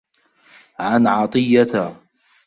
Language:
Arabic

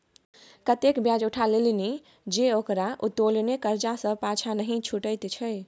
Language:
Maithili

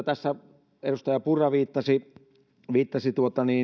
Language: Finnish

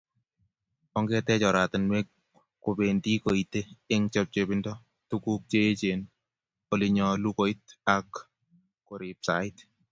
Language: Kalenjin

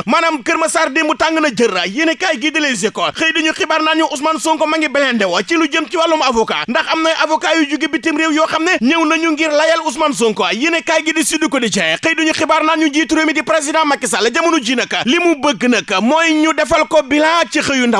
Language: Indonesian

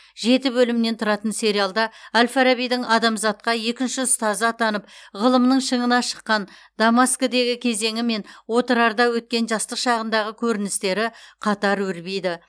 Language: Kazakh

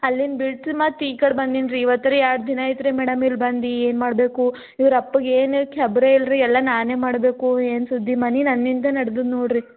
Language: Kannada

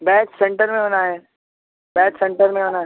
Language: Urdu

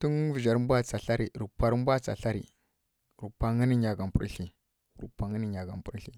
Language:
Kirya-Konzəl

